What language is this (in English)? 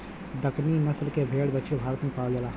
Bhojpuri